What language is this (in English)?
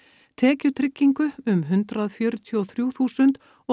Icelandic